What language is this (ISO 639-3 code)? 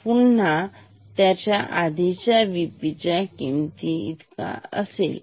mar